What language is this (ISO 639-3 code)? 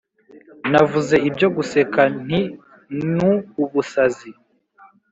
kin